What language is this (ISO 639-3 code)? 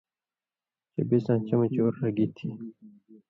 mvy